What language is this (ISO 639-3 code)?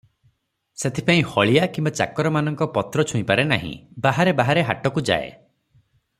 ori